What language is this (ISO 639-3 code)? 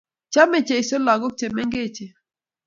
kln